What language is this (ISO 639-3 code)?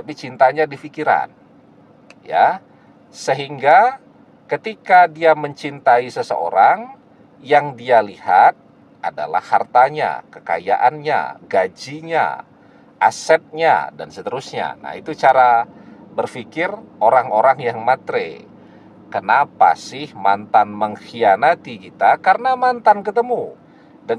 ind